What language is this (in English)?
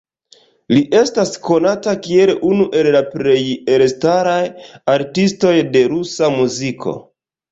Esperanto